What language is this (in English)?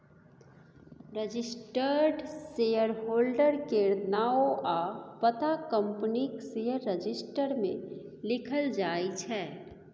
Maithili